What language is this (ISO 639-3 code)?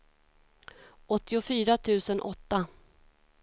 swe